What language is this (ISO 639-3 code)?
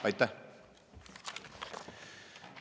est